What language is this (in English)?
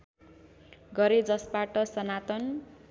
Nepali